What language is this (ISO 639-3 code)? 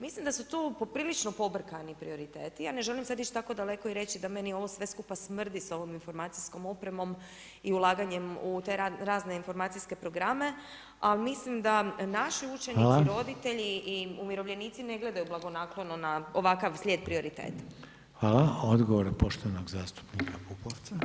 hrv